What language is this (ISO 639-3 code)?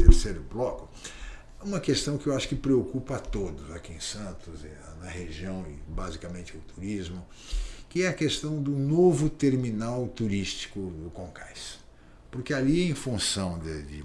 por